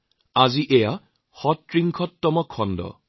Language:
Assamese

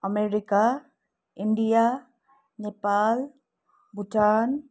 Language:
Nepali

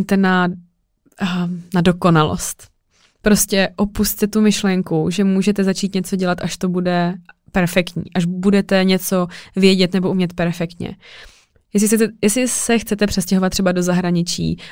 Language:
Czech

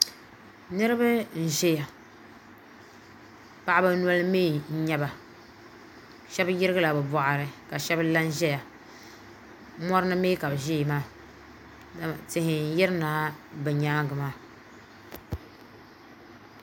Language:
Dagbani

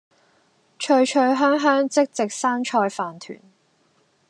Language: Cantonese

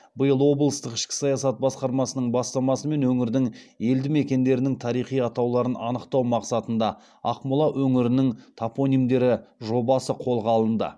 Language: Kazakh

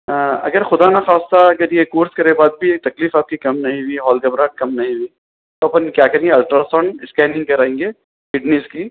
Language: Urdu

